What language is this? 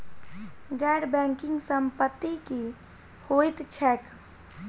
Maithili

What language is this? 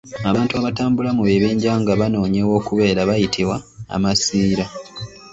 Ganda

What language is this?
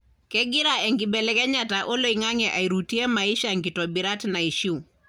Masai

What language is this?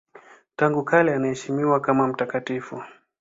Swahili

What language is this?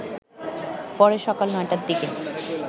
Bangla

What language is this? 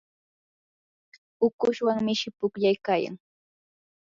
Yanahuanca Pasco Quechua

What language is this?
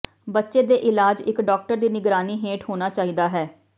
Punjabi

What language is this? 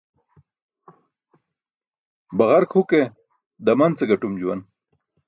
Burushaski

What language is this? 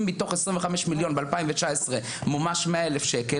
Hebrew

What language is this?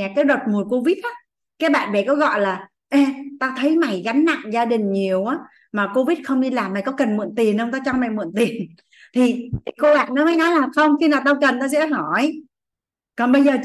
Vietnamese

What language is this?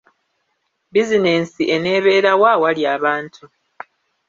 Ganda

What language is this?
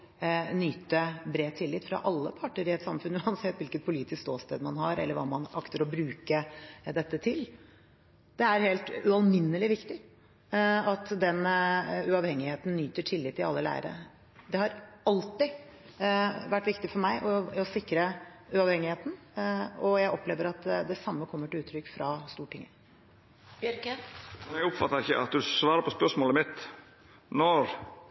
Norwegian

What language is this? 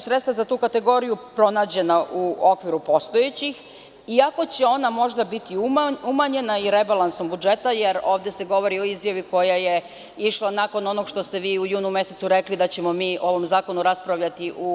Serbian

